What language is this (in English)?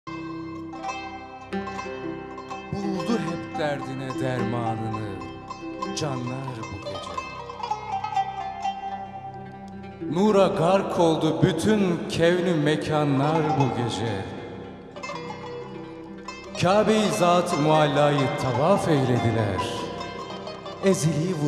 Turkish